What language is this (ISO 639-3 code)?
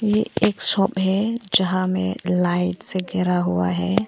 hin